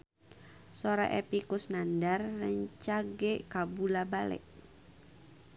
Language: Sundanese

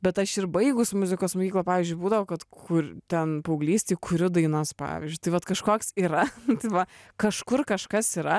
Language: Lithuanian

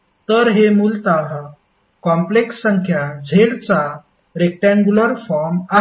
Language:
Marathi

